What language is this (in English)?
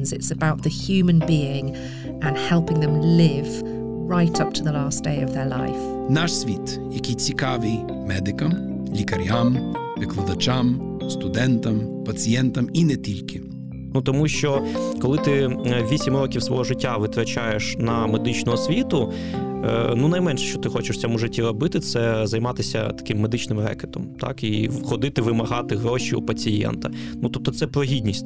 Ukrainian